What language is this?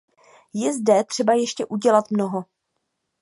Czech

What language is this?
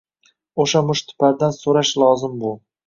Uzbek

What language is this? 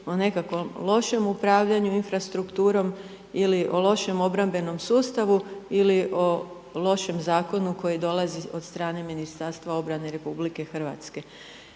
Croatian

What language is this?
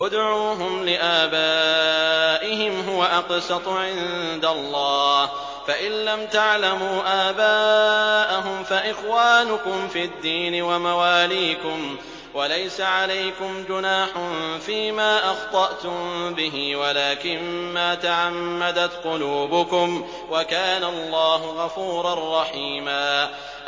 Arabic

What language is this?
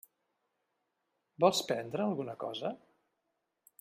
Catalan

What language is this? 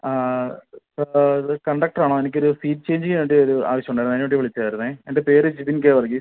Malayalam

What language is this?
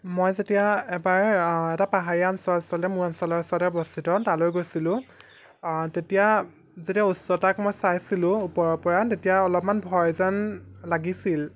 Assamese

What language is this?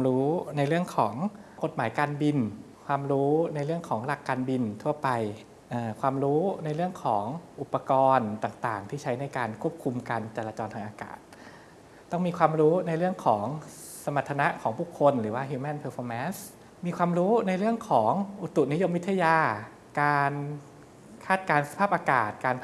Thai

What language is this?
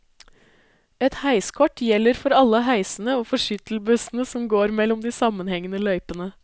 Norwegian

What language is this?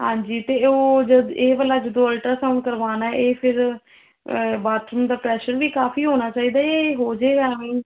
Punjabi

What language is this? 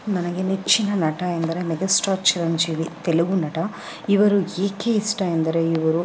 Kannada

